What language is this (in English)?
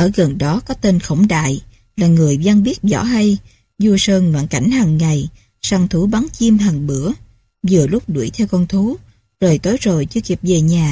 Vietnamese